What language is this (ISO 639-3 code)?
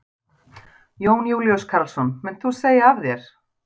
isl